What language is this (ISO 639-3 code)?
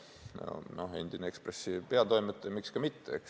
est